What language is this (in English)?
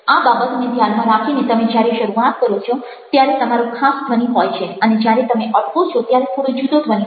Gujarati